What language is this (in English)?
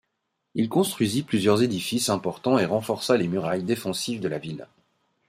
French